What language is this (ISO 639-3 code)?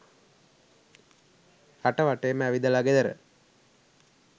sin